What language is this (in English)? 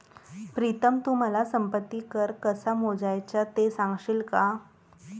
Marathi